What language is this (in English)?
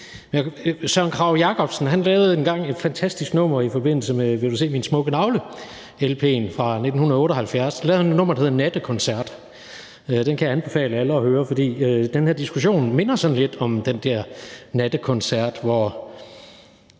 Danish